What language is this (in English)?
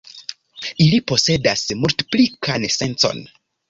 Esperanto